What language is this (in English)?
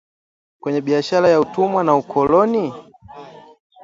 Swahili